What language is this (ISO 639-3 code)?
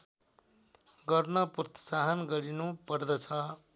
nep